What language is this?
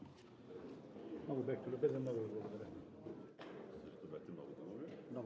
Bulgarian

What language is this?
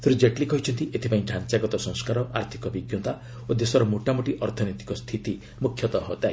Odia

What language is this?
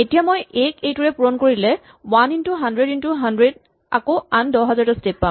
Assamese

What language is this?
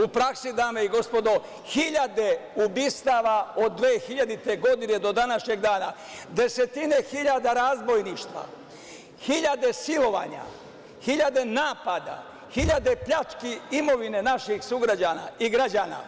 Serbian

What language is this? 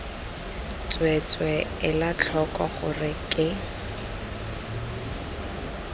Tswana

